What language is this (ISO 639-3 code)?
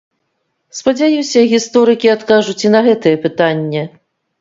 bel